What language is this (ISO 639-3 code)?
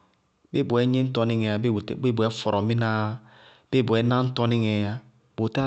bqg